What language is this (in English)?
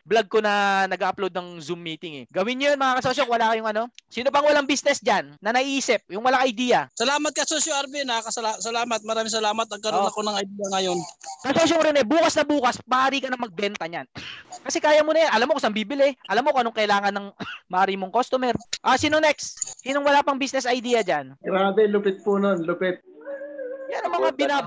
Filipino